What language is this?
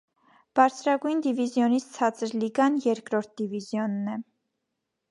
Armenian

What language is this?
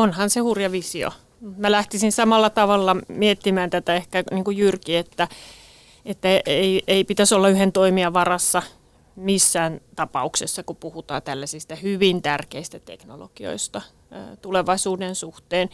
Finnish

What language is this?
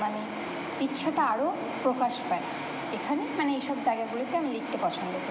Bangla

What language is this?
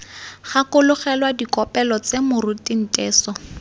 Tswana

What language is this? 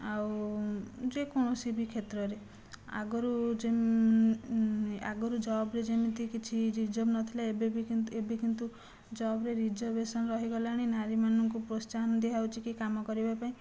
Odia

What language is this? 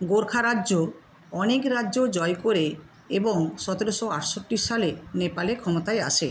Bangla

